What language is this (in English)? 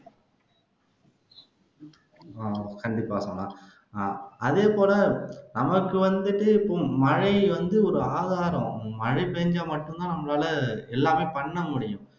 Tamil